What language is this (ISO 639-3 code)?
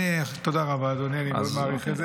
heb